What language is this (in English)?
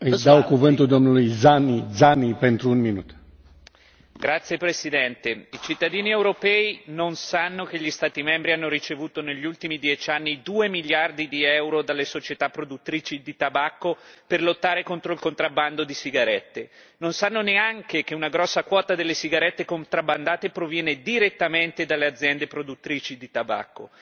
Italian